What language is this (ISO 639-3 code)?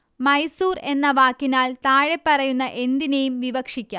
mal